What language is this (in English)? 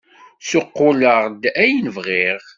Kabyle